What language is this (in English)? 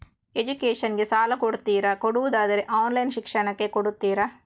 Kannada